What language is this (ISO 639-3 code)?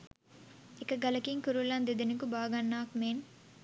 sin